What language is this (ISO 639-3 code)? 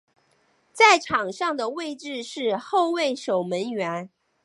zho